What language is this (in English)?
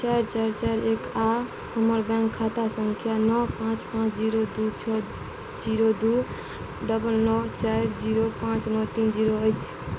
Maithili